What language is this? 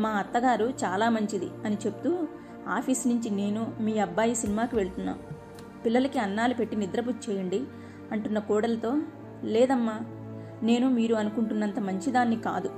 Telugu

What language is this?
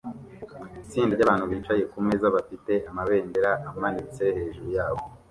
Kinyarwanda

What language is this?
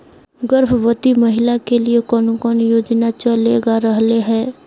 Magahi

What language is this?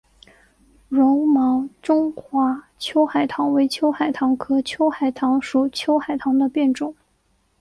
Chinese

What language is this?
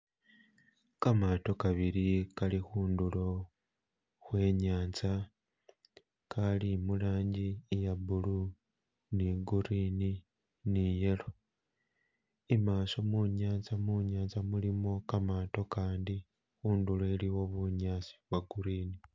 Masaaba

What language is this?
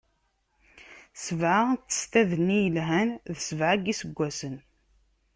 Kabyle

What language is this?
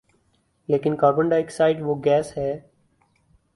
Urdu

